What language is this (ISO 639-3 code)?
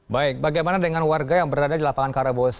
ind